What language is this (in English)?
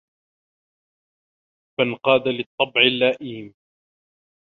Arabic